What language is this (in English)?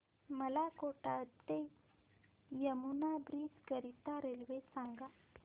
Marathi